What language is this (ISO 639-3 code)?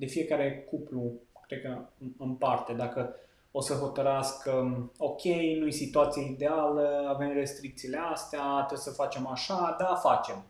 ron